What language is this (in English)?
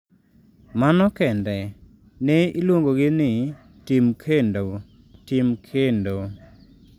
Luo (Kenya and Tanzania)